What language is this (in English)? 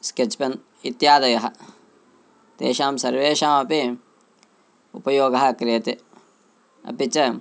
Sanskrit